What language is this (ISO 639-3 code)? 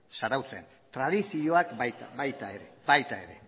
eus